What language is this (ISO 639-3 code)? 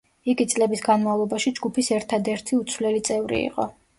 kat